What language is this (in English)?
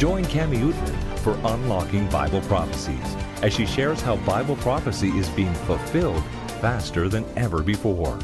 Bangla